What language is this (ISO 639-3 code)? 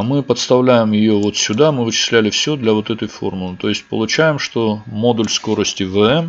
rus